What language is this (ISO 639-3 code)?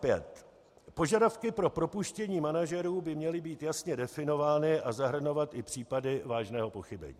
ces